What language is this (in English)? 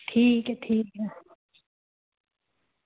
Dogri